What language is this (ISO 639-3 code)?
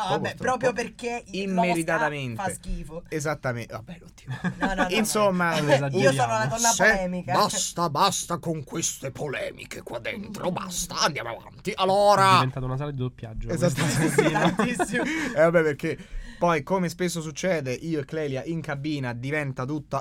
ita